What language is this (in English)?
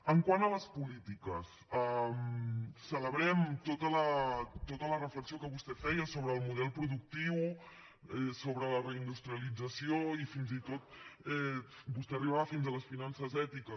Catalan